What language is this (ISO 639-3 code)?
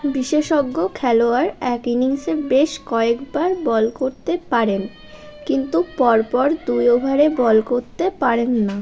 ben